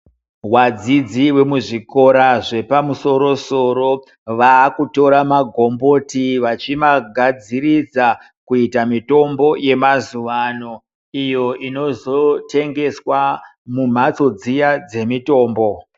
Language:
Ndau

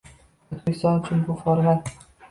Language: Uzbek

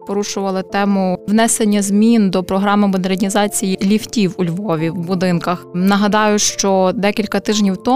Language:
Ukrainian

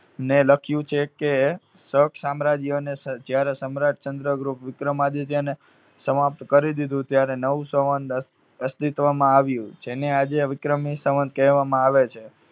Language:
Gujarati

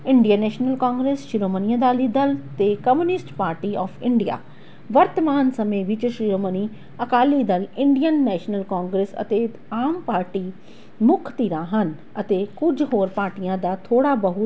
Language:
Punjabi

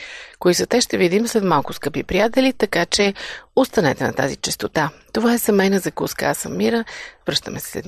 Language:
Bulgarian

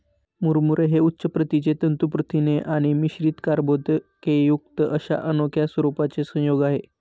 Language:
Marathi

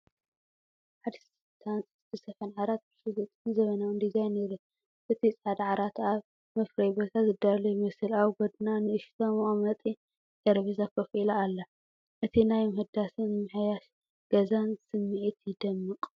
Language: Tigrinya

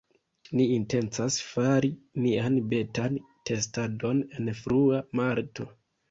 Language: Esperanto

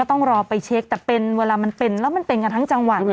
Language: Thai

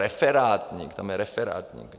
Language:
Czech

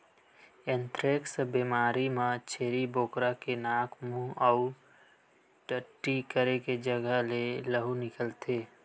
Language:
Chhattisgarhi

